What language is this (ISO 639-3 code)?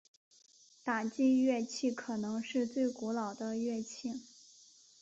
zho